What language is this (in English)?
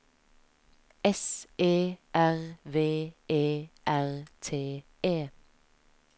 Norwegian